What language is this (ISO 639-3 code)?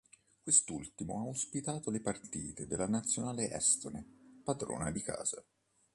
ita